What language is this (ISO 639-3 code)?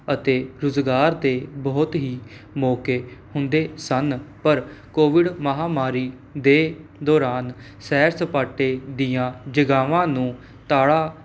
pan